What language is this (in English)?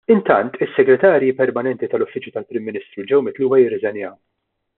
Maltese